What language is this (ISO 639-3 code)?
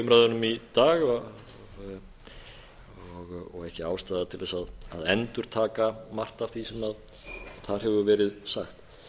isl